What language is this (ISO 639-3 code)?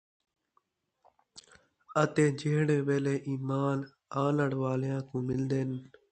skr